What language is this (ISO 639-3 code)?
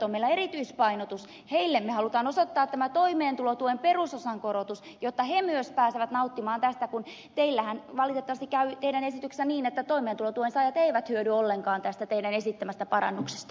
fin